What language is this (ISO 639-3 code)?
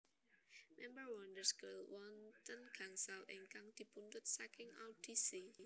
jav